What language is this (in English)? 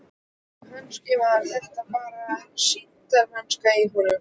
Icelandic